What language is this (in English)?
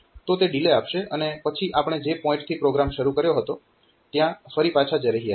Gujarati